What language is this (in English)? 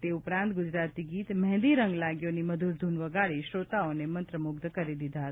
Gujarati